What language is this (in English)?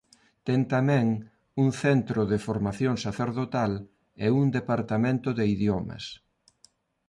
Galician